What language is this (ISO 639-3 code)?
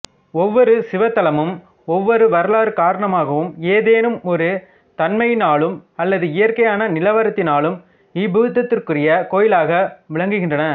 tam